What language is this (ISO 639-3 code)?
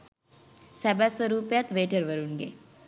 sin